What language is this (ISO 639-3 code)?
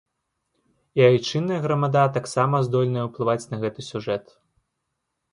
bel